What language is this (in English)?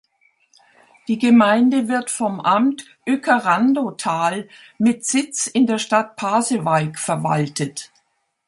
German